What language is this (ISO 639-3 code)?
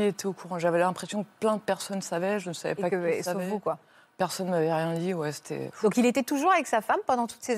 fra